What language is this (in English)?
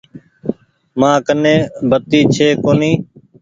Goaria